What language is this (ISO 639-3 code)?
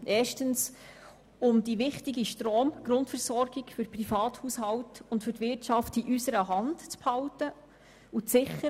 gsw